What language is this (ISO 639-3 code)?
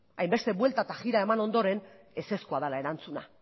eus